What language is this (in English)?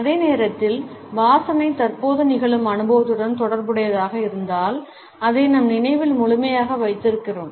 Tamil